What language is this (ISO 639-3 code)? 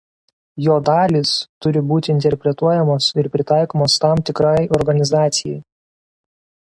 lit